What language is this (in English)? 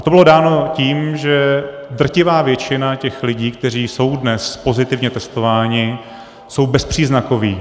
Czech